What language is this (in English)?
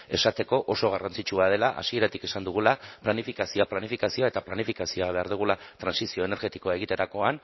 Basque